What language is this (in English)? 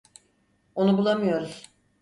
Turkish